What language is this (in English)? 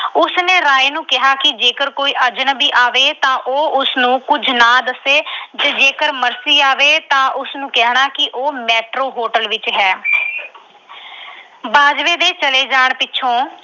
Punjabi